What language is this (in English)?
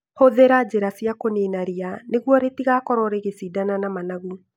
Kikuyu